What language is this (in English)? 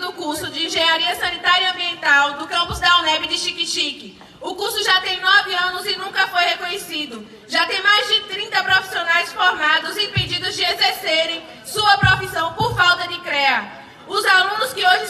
Portuguese